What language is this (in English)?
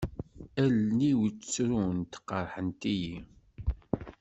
Kabyle